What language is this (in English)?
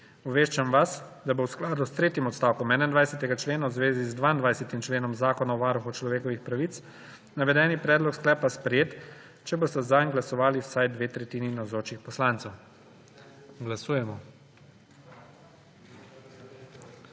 Slovenian